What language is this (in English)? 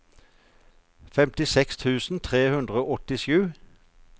Norwegian